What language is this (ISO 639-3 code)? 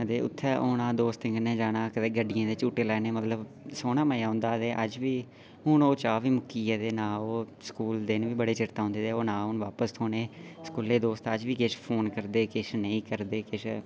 doi